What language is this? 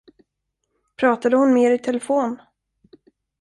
Swedish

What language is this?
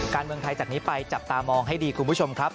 Thai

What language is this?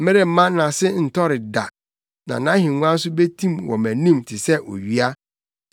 Akan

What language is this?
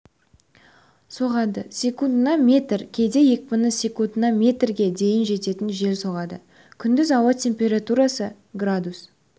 Kazakh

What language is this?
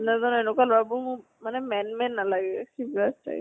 Assamese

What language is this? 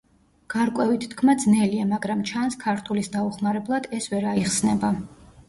Georgian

